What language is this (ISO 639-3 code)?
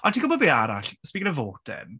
cym